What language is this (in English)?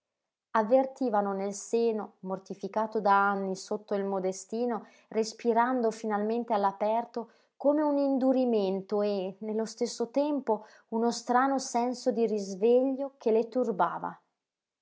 Italian